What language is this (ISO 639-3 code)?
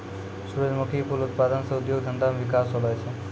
mai